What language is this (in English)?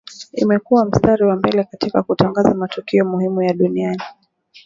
Swahili